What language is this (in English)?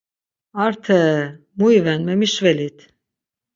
Laz